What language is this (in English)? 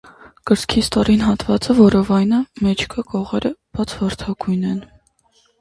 Armenian